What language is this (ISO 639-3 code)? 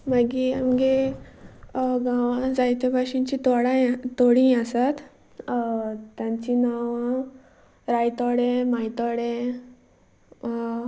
kok